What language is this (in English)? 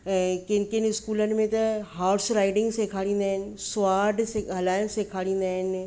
Sindhi